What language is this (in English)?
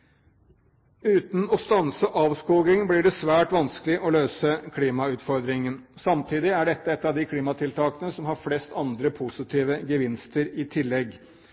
Norwegian Bokmål